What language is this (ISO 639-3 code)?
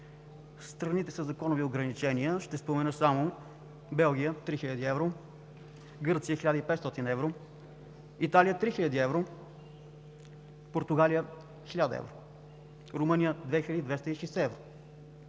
bul